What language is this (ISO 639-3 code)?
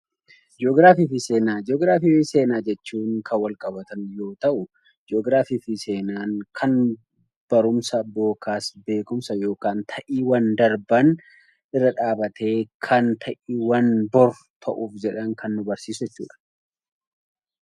orm